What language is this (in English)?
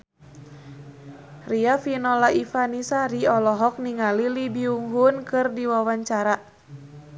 Sundanese